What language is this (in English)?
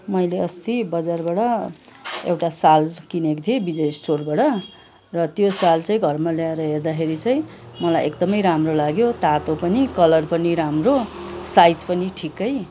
Nepali